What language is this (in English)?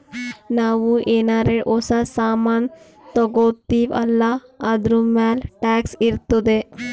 Kannada